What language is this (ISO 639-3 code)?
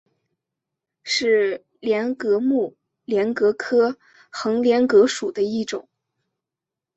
zho